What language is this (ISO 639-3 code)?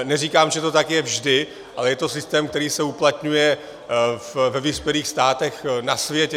ces